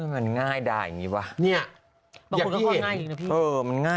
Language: Thai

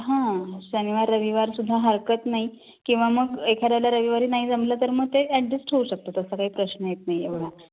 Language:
Marathi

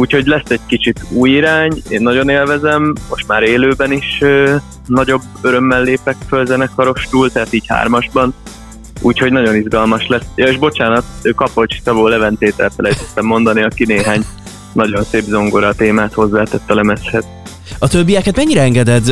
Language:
Hungarian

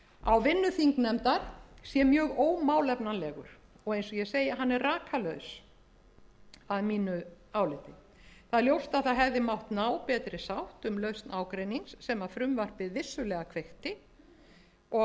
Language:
Icelandic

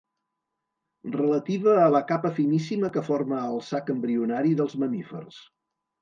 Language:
Catalan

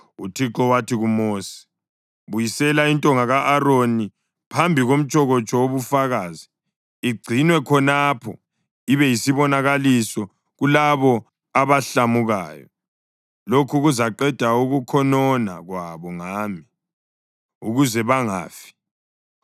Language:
North Ndebele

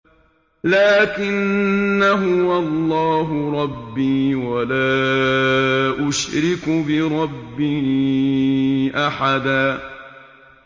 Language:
Arabic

